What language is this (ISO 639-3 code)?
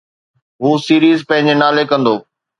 snd